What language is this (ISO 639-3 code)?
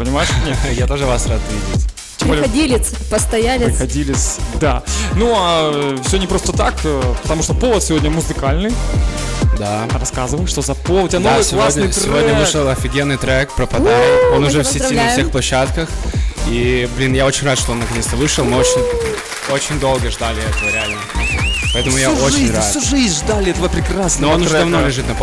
rus